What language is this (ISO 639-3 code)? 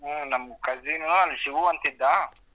kan